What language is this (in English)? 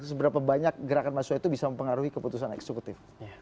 Indonesian